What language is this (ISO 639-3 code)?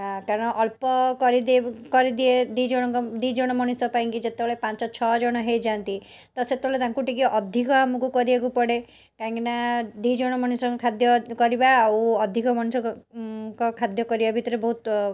ori